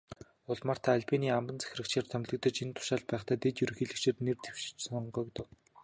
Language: Mongolian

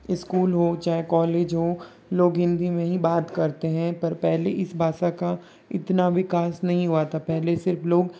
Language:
Hindi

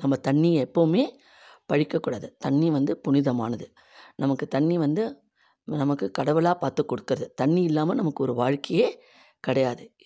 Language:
Tamil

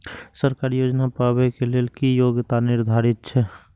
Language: Maithili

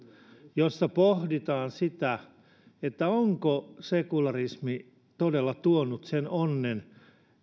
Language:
Finnish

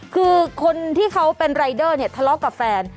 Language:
Thai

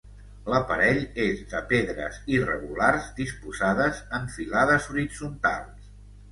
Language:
Catalan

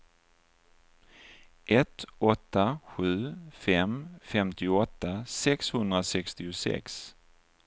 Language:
Swedish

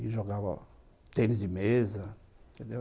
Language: Portuguese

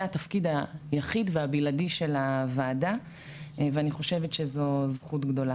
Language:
Hebrew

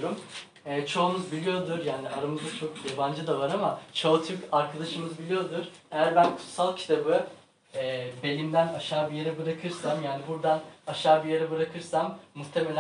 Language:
Turkish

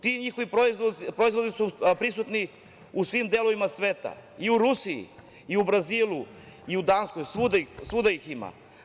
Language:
Serbian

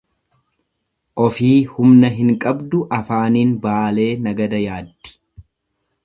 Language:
Oromo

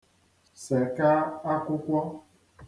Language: Igbo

